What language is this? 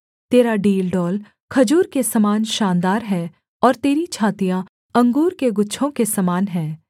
Hindi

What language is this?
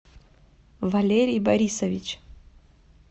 Russian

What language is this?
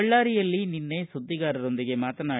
Kannada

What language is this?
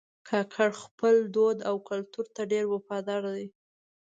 Pashto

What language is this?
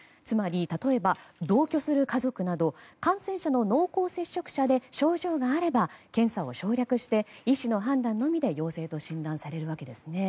Japanese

